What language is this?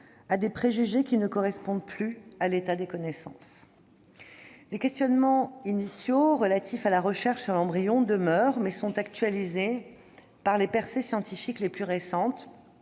French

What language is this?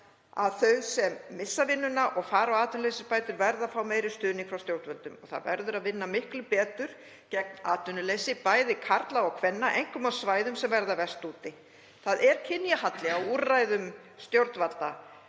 Icelandic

